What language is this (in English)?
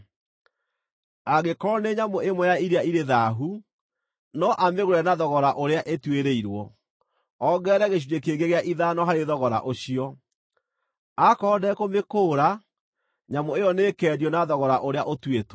Kikuyu